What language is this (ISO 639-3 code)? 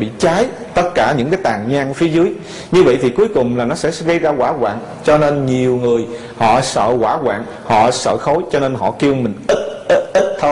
vie